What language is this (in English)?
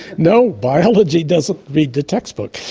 English